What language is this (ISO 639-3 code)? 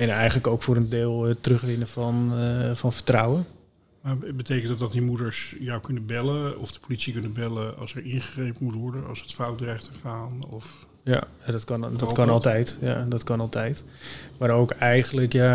nld